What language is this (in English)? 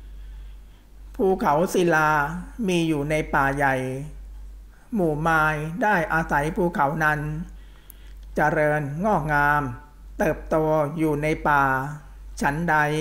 Thai